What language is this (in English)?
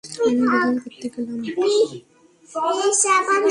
Bangla